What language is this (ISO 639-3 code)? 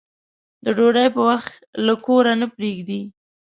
pus